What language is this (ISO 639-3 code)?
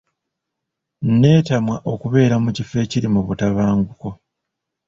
lug